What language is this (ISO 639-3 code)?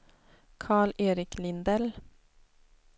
swe